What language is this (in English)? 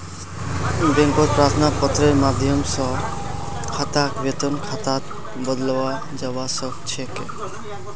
Magahi